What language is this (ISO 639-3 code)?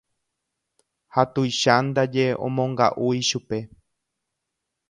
grn